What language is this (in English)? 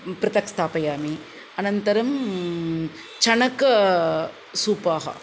Sanskrit